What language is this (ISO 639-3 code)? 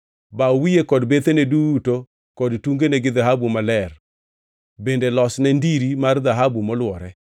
luo